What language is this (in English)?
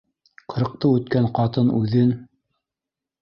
Bashkir